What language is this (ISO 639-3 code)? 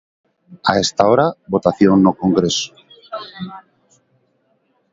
glg